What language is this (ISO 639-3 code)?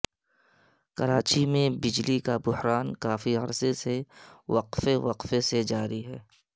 urd